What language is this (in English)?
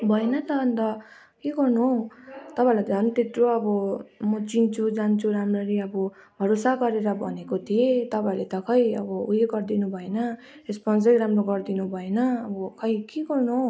Nepali